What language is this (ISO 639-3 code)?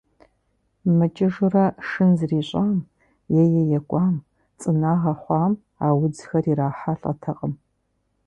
kbd